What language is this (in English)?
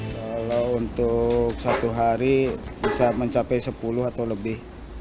Indonesian